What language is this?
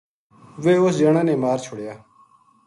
Gujari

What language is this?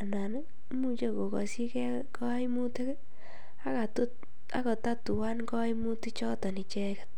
Kalenjin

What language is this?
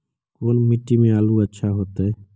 Magahi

